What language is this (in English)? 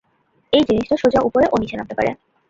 Bangla